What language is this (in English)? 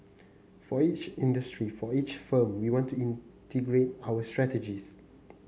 English